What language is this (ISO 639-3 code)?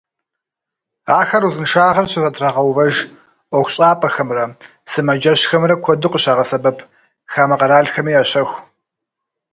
kbd